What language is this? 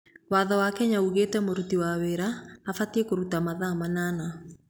Kikuyu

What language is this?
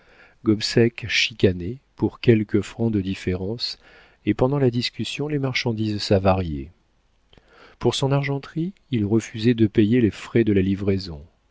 French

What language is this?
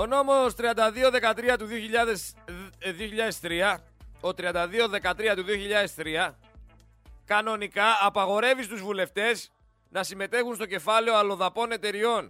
Greek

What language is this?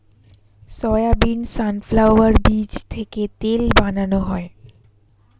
Bangla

